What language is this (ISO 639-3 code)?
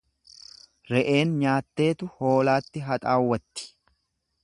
orm